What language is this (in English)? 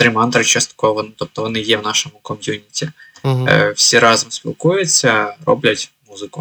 Ukrainian